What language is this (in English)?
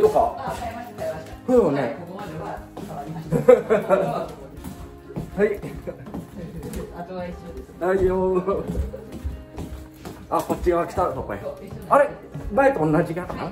Japanese